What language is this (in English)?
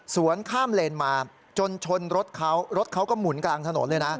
Thai